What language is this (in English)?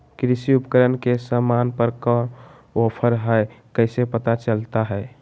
Magahi